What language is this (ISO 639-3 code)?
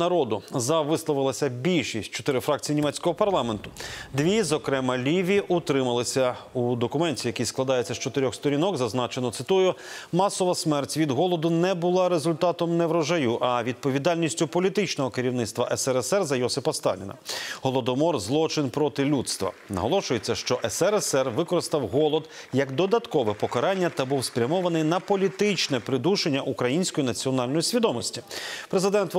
ukr